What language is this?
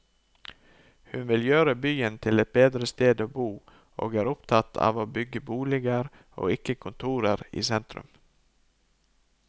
Norwegian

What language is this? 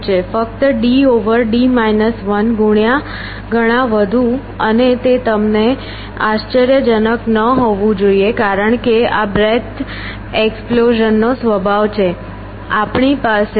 Gujarati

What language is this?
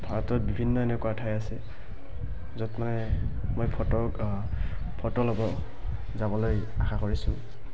Assamese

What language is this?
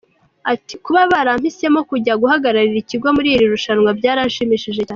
Kinyarwanda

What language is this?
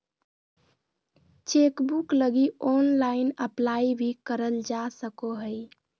Magahi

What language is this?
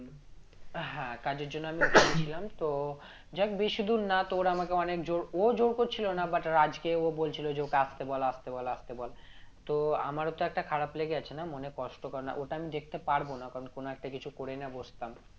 Bangla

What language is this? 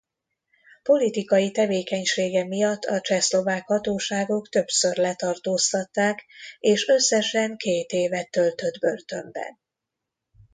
Hungarian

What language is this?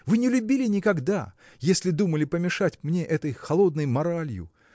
Russian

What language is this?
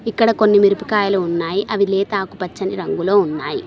Telugu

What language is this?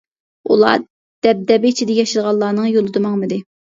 Uyghur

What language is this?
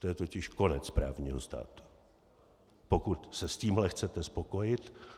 Czech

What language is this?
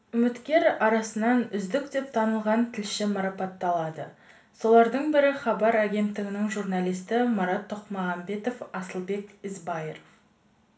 Kazakh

